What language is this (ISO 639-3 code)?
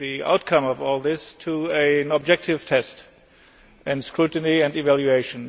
eng